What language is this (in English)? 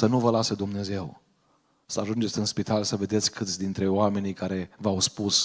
Romanian